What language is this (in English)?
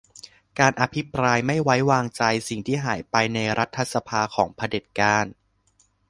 Thai